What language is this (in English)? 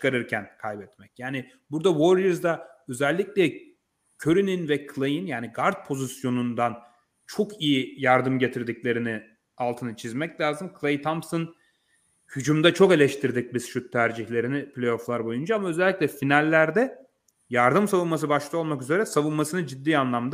Turkish